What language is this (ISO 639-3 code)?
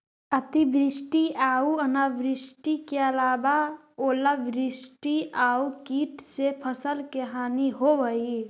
mag